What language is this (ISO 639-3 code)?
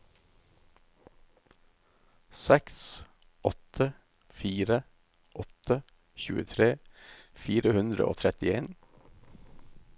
nor